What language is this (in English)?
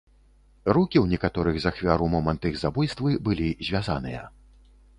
Belarusian